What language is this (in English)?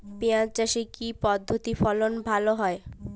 Bangla